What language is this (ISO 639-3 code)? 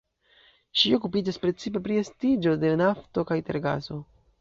epo